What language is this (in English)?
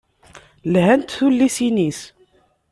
Kabyle